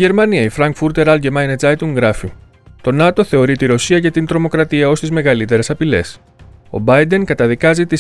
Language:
Greek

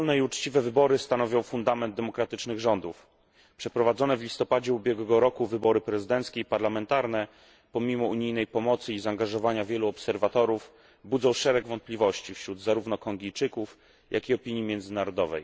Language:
Polish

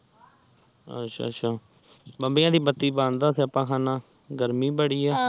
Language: Punjabi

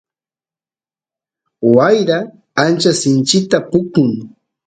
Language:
Santiago del Estero Quichua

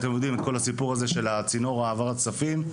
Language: Hebrew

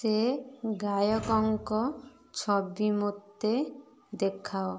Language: Odia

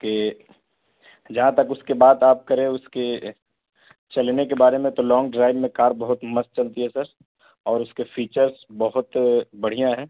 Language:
Urdu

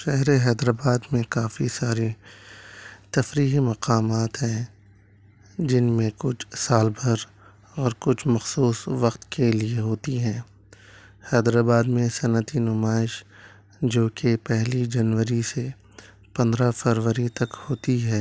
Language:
Urdu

